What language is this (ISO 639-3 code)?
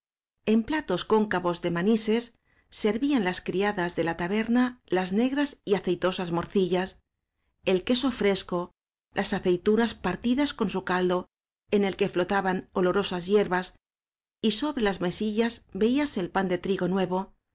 spa